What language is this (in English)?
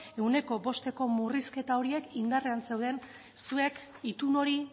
Basque